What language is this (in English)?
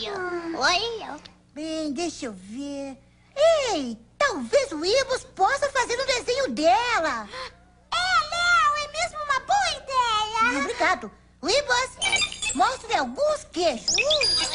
Portuguese